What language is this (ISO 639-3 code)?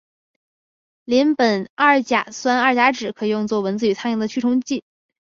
zho